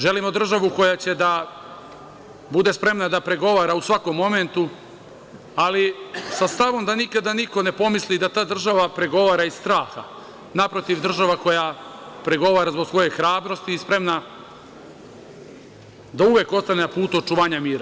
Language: Serbian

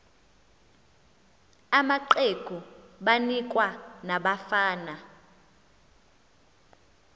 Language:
Xhosa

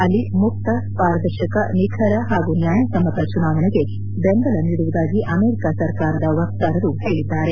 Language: Kannada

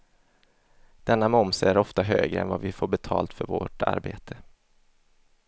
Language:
Swedish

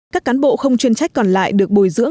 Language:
Vietnamese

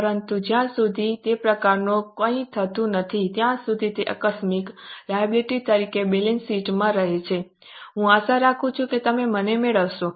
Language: Gujarati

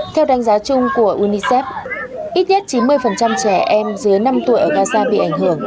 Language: Vietnamese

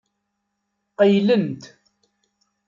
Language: Kabyle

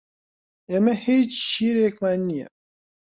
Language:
Central Kurdish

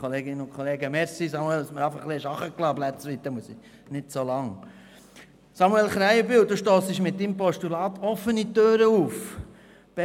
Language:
Swiss German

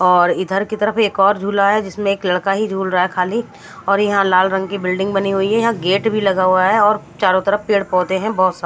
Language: Hindi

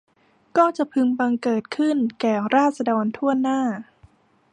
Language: Thai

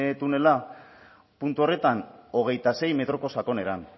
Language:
Basque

